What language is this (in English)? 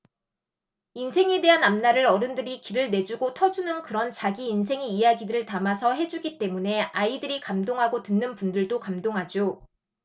Korean